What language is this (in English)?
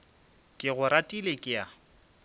Northern Sotho